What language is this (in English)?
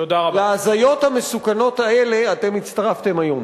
Hebrew